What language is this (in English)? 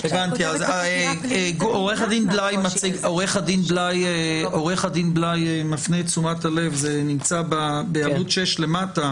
Hebrew